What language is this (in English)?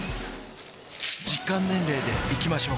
Japanese